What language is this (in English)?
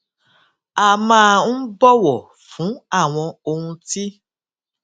Yoruba